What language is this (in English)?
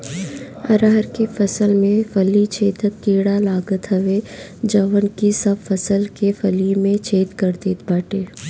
Bhojpuri